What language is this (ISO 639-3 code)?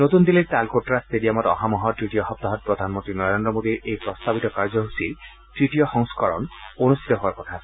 asm